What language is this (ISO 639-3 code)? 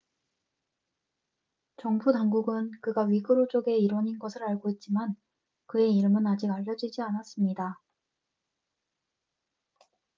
kor